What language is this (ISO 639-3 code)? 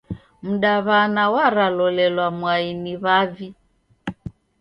dav